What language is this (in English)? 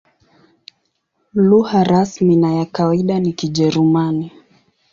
Swahili